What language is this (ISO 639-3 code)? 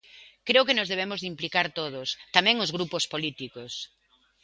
glg